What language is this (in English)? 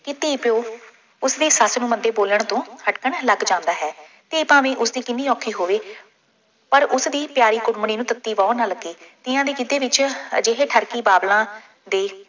Punjabi